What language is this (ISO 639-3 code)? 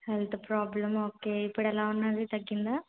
tel